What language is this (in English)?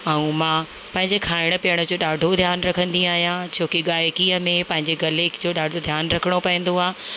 Sindhi